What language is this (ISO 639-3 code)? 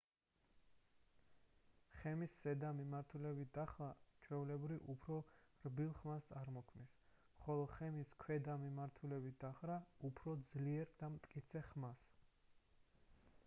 kat